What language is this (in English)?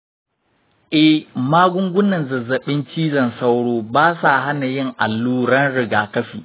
Hausa